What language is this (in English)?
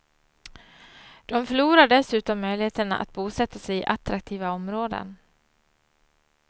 Swedish